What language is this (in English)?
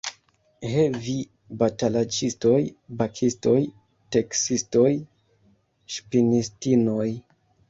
Esperanto